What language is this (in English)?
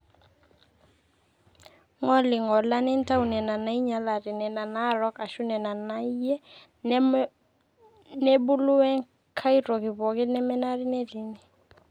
Masai